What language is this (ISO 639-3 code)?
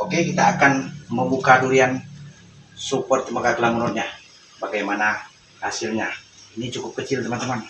ind